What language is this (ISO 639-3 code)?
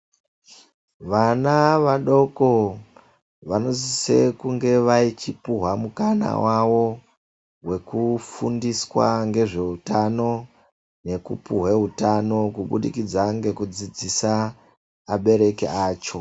ndc